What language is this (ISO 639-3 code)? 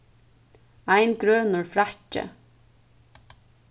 fao